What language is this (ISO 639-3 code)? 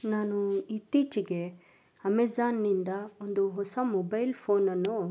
kan